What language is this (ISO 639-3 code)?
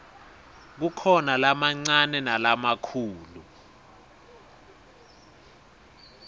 ssw